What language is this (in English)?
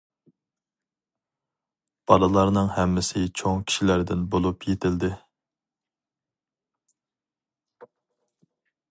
Uyghur